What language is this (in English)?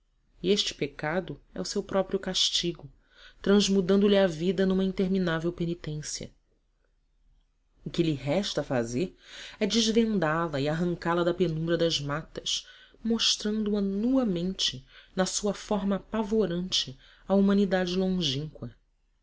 Portuguese